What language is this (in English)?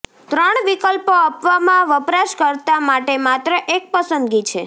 Gujarati